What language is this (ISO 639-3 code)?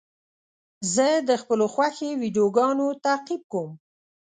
pus